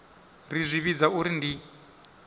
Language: Venda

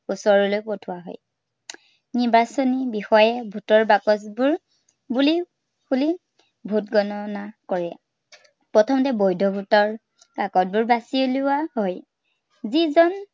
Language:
Assamese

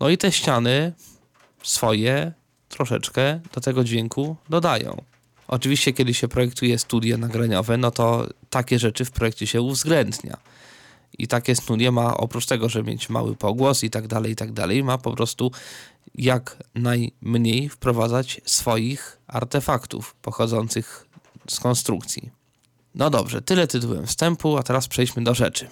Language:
Polish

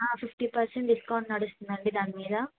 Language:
Telugu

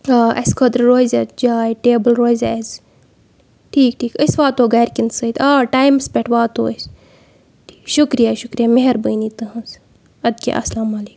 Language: Kashmiri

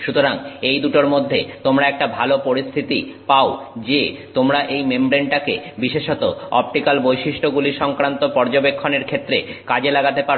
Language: Bangla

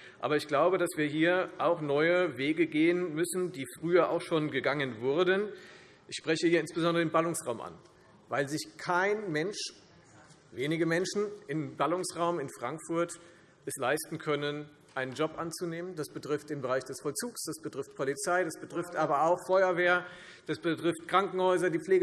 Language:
German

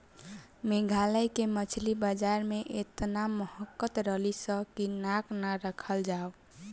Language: Bhojpuri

